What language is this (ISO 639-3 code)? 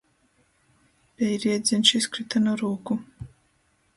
ltg